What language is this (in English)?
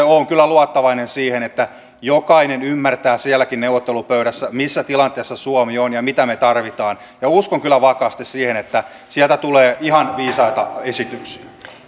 Finnish